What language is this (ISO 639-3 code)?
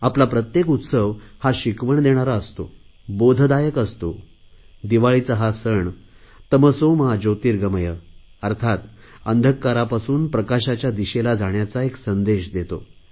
mar